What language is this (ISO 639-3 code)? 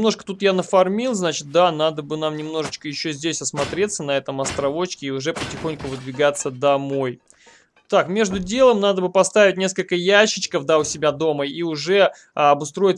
rus